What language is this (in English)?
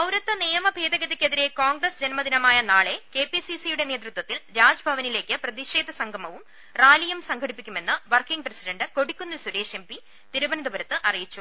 Malayalam